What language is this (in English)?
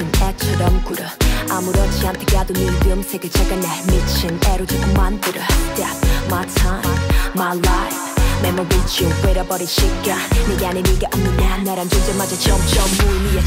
Vietnamese